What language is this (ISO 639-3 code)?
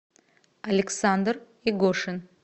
rus